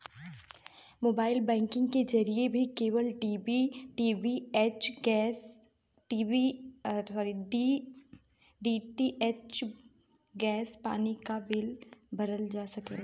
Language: Bhojpuri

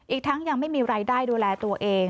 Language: Thai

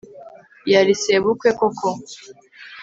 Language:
Kinyarwanda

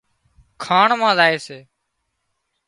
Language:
Wadiyara Koli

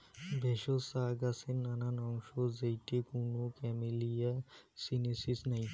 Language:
Bangla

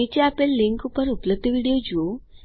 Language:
Gujarati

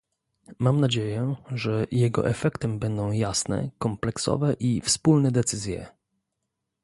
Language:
Polish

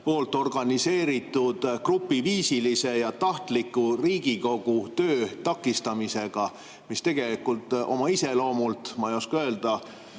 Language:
Estonian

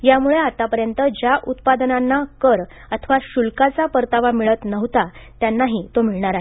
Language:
Marathi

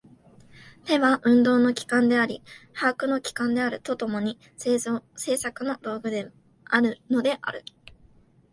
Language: Japanese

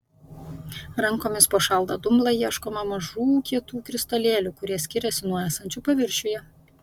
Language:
Lithuanian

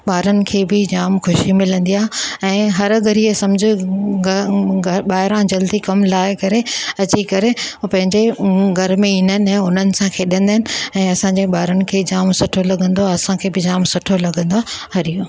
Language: Sindhi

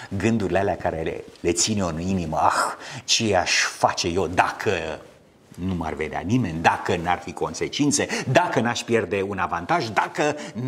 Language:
Romanian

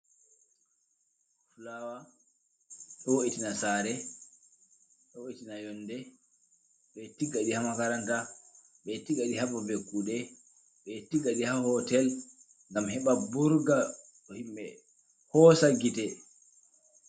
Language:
Fula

